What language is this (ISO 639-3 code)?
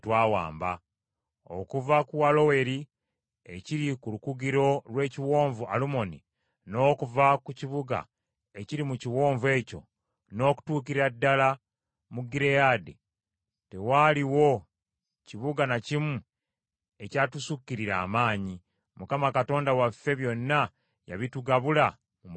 lug